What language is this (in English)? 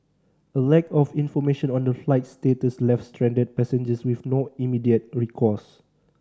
English